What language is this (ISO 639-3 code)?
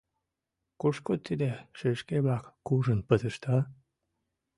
chm